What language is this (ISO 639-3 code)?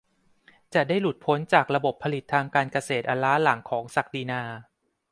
tha